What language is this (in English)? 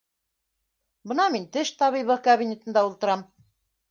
Bashkir